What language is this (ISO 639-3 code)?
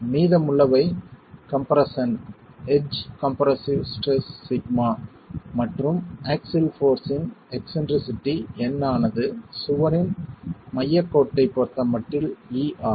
tam